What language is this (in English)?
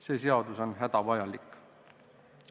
Estonian